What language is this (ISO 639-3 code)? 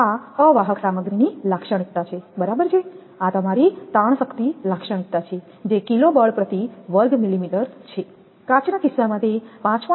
guj